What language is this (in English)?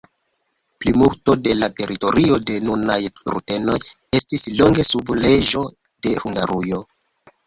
Esperanto